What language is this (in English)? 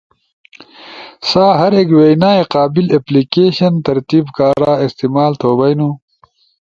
Ushojo